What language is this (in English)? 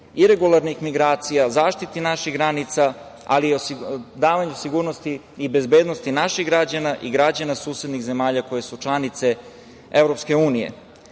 Serbian